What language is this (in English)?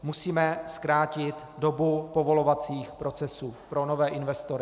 Czech